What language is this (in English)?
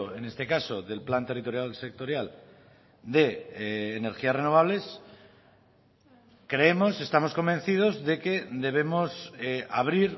Spanish